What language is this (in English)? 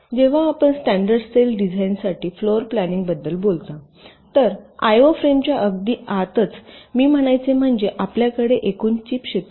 Marathi